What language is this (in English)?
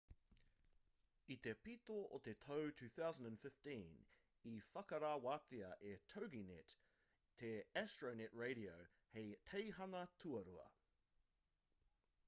Māori